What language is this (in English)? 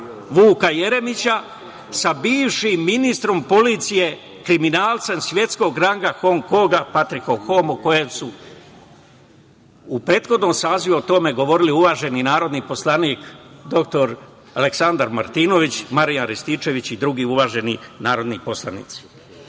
Serbian